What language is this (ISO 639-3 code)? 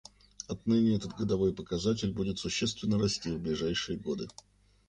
rus